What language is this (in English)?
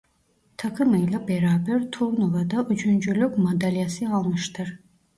Turkish